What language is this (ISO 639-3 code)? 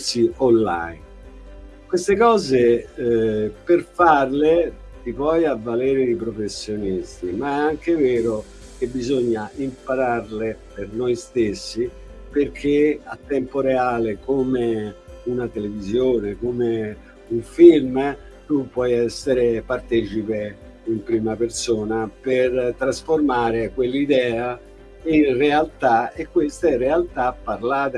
ita